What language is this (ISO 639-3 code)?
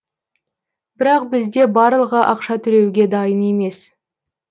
kaz